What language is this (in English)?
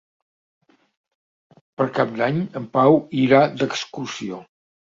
Catalan